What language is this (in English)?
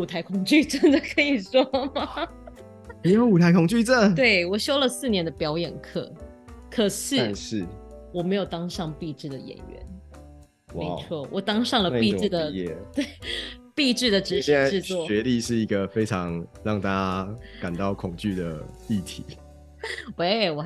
Chinese